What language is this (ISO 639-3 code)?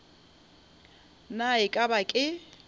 nso